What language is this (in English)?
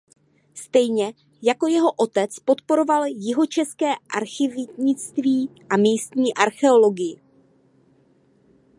Czech